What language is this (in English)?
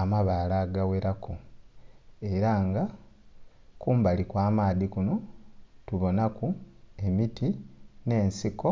Soga